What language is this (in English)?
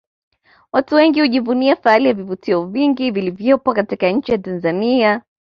Swahili